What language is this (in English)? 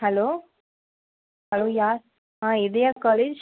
Tamil